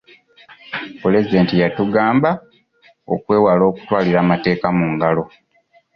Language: Ganda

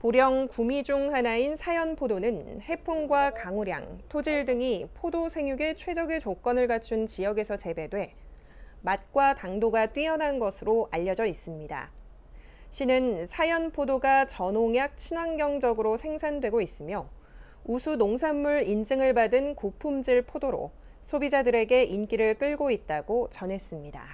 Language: Korean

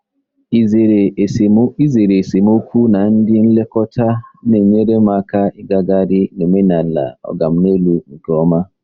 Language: Igbo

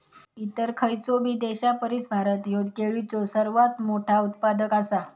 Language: Marathi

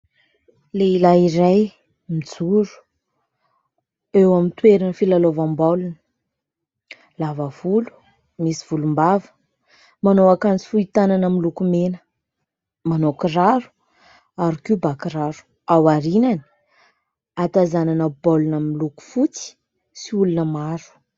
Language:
Malagasy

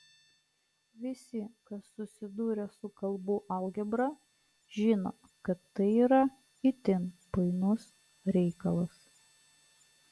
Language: Lithuanian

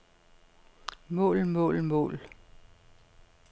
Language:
Danish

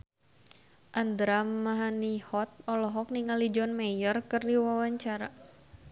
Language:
Sundanese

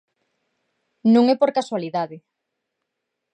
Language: Galician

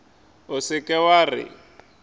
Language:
Northern Sotho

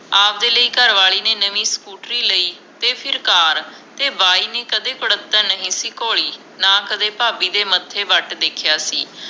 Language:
Punjabi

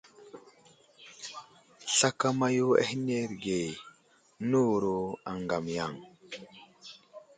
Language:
Wuzlam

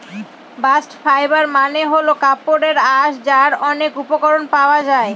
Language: Bangla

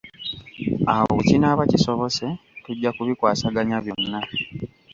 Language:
Ganda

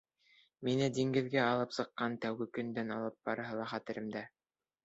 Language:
Bashkir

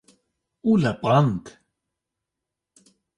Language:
Kurdish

